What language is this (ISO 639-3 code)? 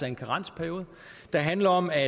dan